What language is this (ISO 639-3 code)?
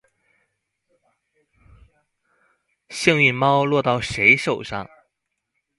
zho